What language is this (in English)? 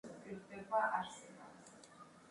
Georgian